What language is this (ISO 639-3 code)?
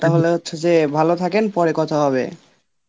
ben